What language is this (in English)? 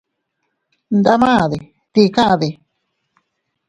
Teutila Cuicatec